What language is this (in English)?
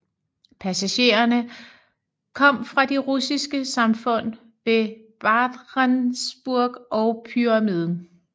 Danish